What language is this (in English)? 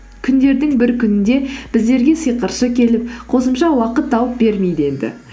Kazakh